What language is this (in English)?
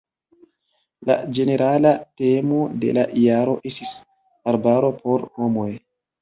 Esperanto